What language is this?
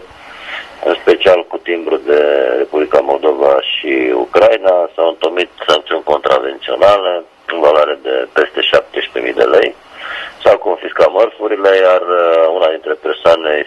Romanian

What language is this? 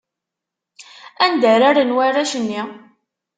Kabyle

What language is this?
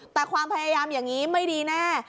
Thai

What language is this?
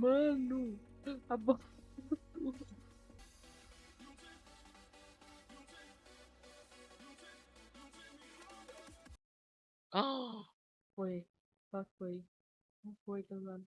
Portuguese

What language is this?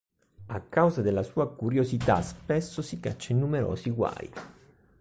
Italian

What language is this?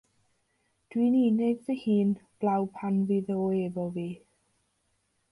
Welsh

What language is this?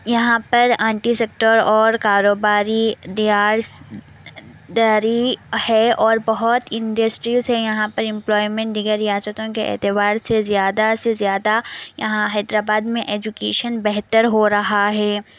Urdu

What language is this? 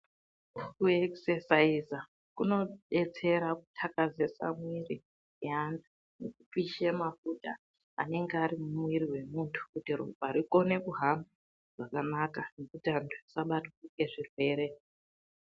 Ndau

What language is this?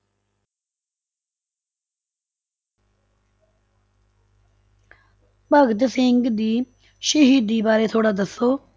Punjabi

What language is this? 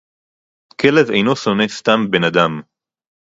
Hebrew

